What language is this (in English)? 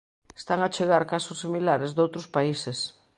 Galician